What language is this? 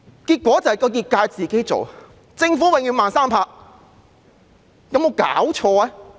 Cantonese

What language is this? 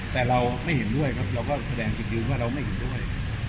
Thai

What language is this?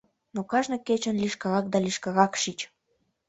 Mari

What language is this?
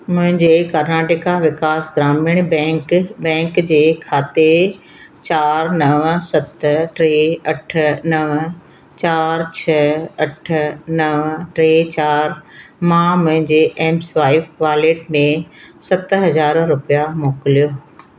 Sindhi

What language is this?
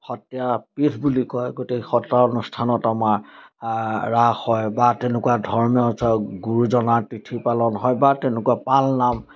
Assamese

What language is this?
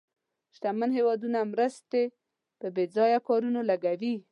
Pashto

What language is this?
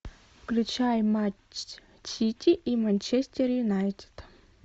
Russian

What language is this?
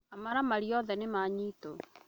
Kikuyu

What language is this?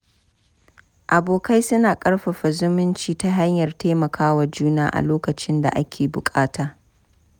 Hausa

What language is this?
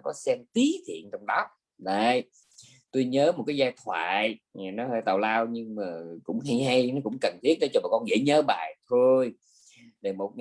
Vietnamese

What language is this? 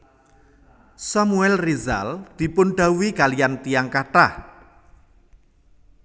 Javanese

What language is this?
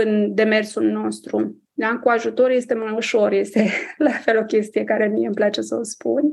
Romanian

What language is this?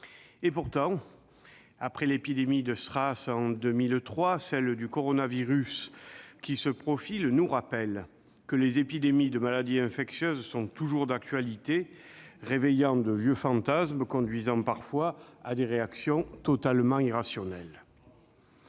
French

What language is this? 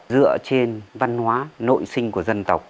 Vietnamese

